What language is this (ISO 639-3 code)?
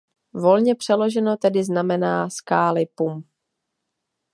ces